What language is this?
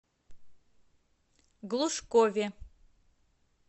Russian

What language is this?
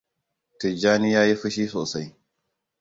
Hausa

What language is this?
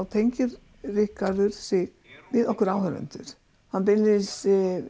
Icelandic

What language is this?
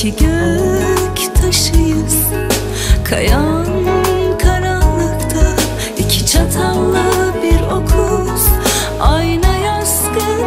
Turkish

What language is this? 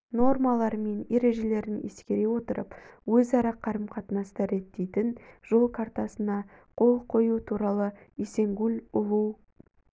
Kazakh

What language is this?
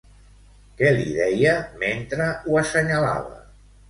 Catalan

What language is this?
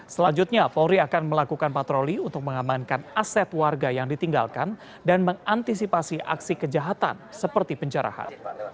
Indonesian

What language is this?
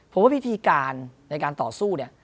Thai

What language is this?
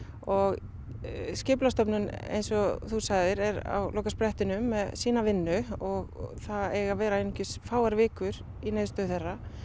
Icelandic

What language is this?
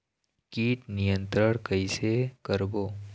Chhattisgarhi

